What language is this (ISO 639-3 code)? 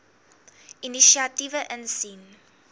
afr